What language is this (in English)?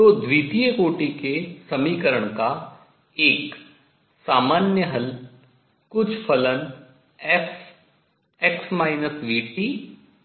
Hindi